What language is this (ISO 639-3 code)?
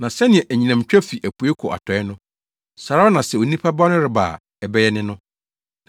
aka